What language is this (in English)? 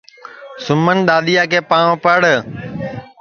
Sansi